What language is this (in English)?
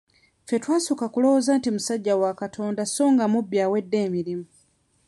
Ganda